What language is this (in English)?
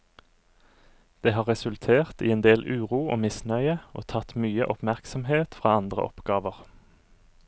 Norwegian